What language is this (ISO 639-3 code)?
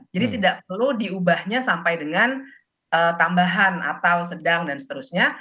ind